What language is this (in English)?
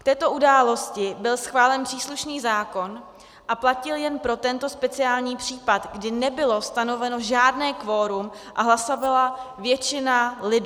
Czech